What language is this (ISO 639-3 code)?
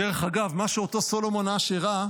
heb